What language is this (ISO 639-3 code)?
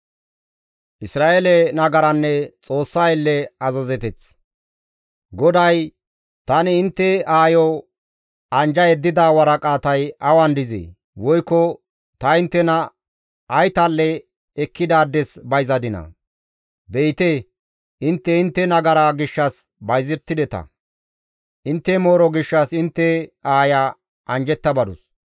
gmv